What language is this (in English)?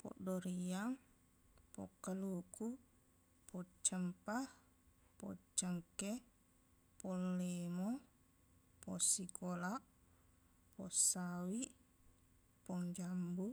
Buginese